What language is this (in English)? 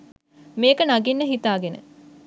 Sinhala